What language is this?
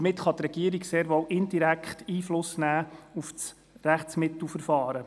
Swiss German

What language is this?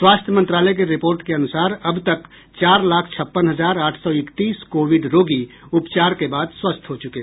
Hindi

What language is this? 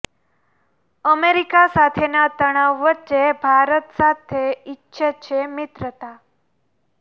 Gujarati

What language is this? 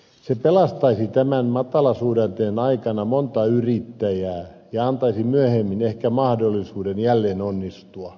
Finnish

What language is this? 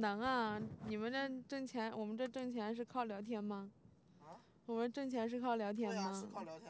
Chinese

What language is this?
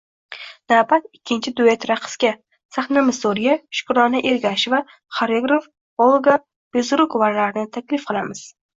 Uzbek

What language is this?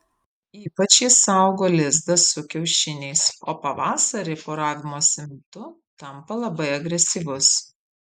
Lithuanian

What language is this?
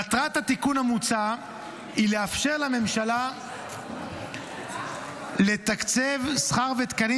Hebrew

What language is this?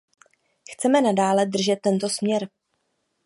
Czech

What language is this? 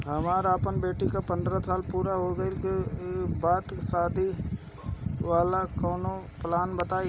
Bhojpuri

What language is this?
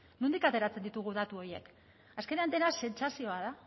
Basque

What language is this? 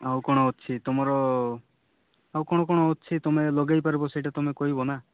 Odia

